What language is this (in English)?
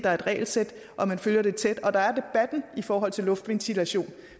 Danish